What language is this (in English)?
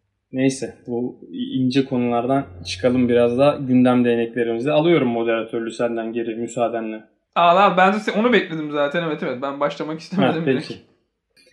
Turkish